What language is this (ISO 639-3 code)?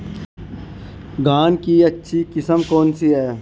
hin